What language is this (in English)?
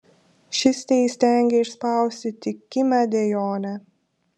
Lithuanian